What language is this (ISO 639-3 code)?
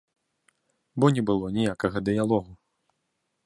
bel